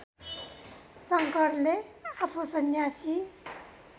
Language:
Nepali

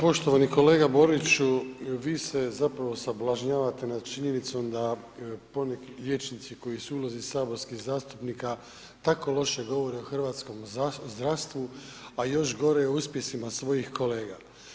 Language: Croatian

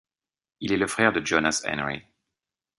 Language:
French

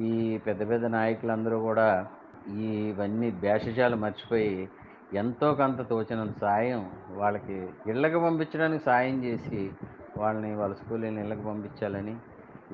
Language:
Telugu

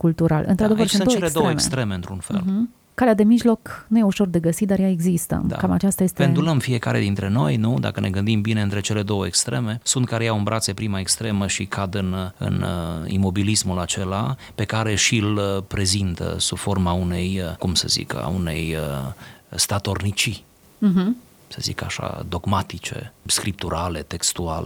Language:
Romanian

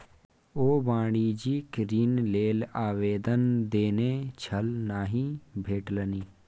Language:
Maithili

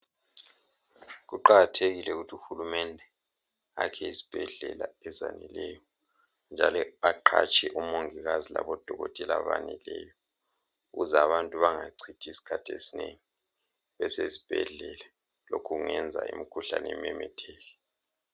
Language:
North Ndebele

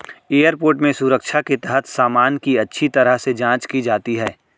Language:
Hindi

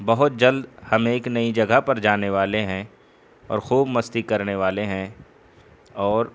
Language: Urdu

